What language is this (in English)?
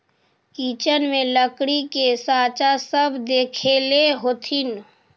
Magahi